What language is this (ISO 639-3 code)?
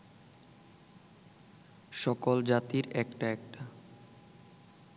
ben